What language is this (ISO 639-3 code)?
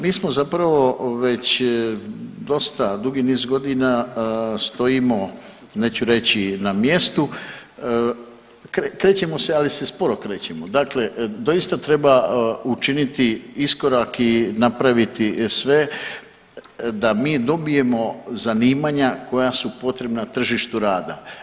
hrv